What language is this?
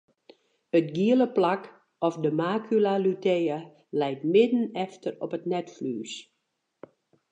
Western Frisian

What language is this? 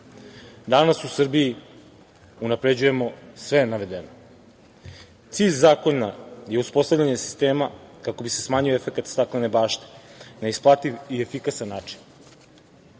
Serbian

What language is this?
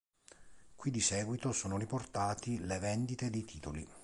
Italian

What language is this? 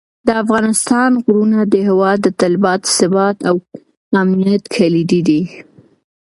Pashto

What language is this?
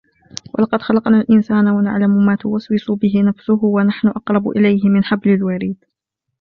Arabic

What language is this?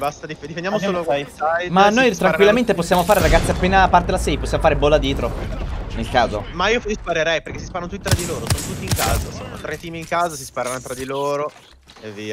Italian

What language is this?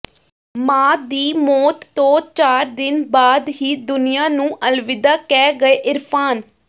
Punjabi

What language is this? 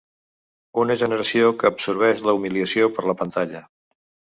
Catalan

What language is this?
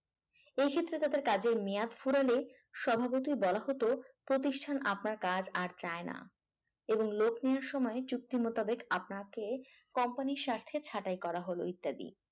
Bangla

